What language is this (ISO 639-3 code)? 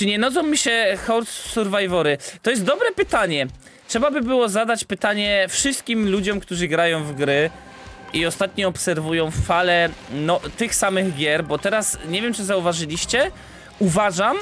pol